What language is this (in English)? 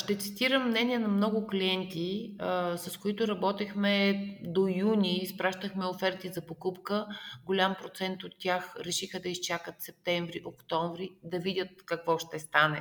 Bulgarian